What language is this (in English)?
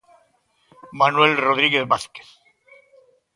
Galician